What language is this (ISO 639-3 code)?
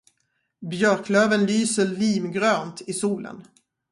swe